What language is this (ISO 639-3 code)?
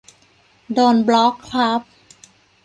tha